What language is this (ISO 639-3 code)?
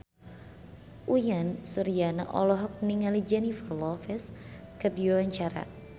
sun